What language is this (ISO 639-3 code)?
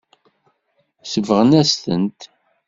kab